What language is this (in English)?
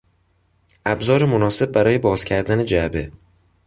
Persian